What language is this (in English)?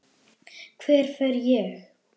Icelandic